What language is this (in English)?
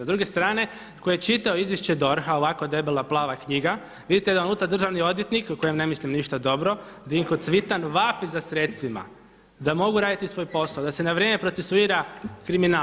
Croatian